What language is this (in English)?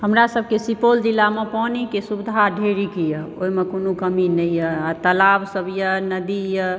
Maithili